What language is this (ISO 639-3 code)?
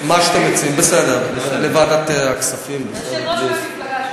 heb